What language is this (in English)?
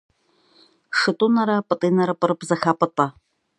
Kabardian